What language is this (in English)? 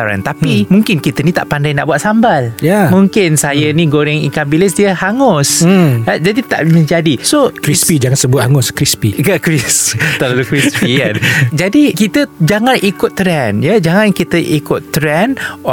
Malay